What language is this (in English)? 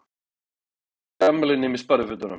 Icelandic